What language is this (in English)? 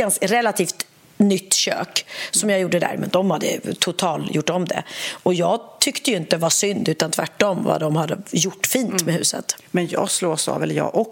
Swedish